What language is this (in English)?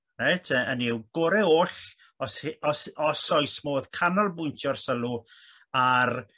Welsh